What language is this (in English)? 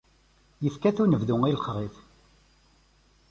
Kabyle